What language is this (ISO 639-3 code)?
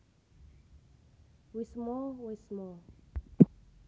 jav